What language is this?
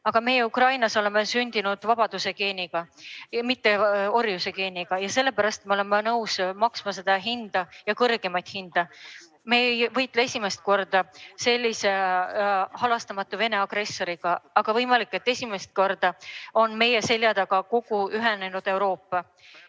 Estonian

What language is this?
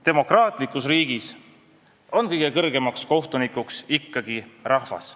Estonian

